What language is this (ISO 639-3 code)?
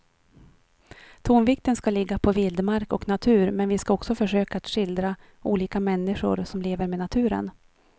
swe